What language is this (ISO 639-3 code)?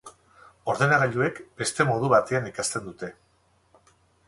eus